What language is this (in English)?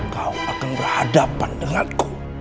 Indonesian